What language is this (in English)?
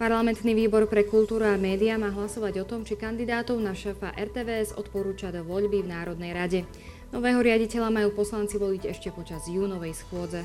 Slovak